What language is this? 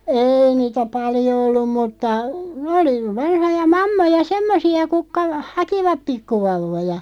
Finnish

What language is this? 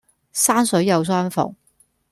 Cantonese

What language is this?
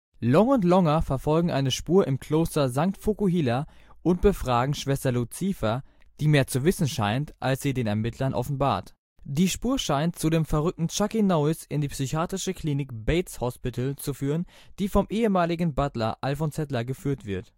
German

